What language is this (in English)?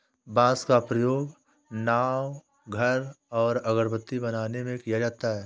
Hindi